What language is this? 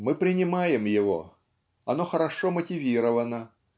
Russian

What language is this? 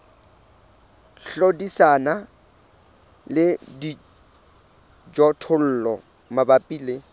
Southern Sotho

